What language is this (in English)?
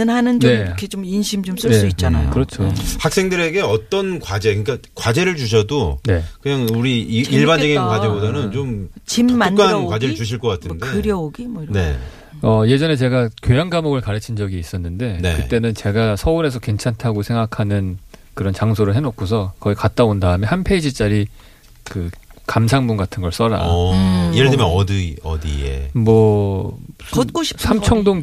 Korean